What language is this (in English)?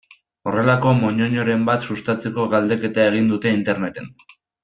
Basque